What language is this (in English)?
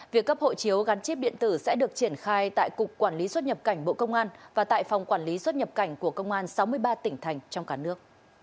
Vietnamese